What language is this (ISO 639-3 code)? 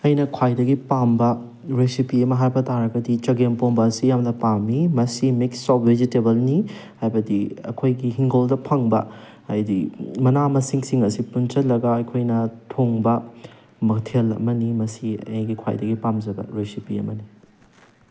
mni